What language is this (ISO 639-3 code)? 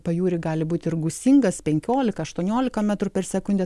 lit